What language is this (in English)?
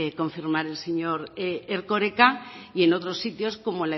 Spanish